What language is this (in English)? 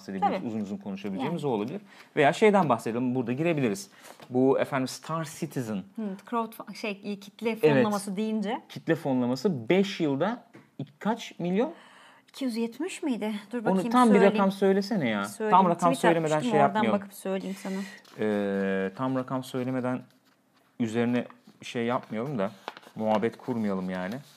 Turkish